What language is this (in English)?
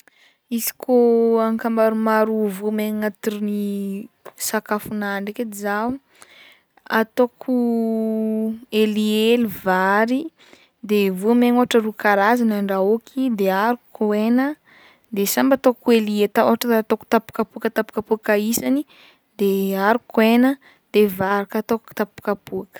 Northern Betsimisaraka Malagasy